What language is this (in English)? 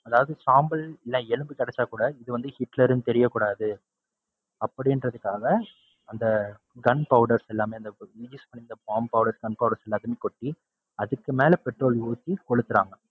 Tamil